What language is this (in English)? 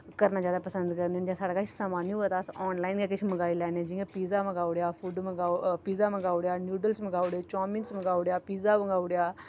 Dogri